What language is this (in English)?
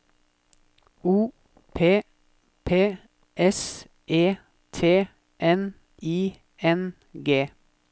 Norwegian